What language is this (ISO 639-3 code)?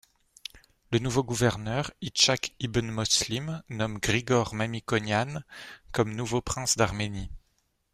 fra